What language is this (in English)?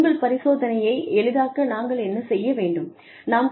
Tamil